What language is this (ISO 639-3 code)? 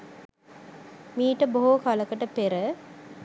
sin